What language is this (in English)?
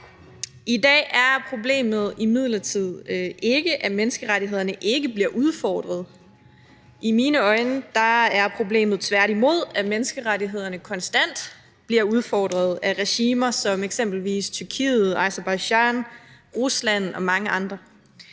Danish